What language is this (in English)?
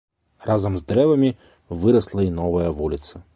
Belarusian